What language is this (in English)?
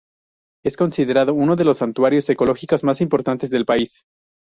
Spanish